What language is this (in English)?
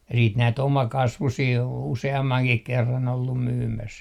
Finnish